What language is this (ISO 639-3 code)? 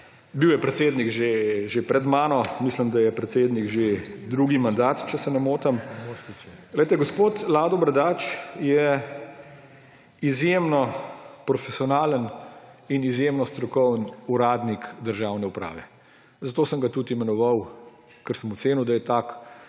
slv